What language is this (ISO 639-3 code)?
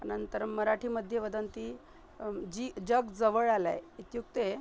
san